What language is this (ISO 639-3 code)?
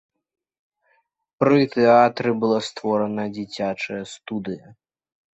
bel